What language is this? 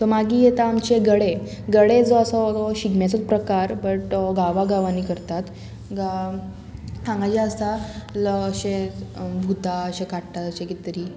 Konkani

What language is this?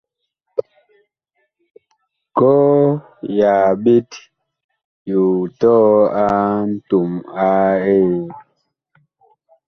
Bakoko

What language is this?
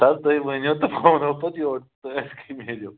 Kashmiri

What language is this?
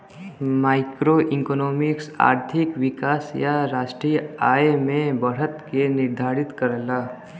Bhojpuri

